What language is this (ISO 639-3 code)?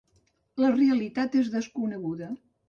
cat